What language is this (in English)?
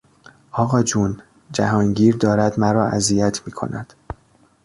Persian